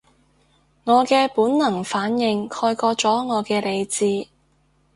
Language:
Cantonese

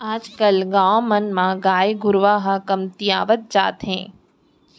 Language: Chhattisgarhi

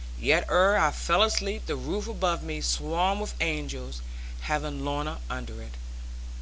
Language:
English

